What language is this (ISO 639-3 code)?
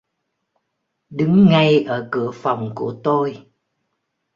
vie